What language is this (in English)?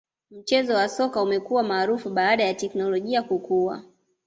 Swahili